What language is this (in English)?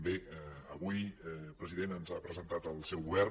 Catalan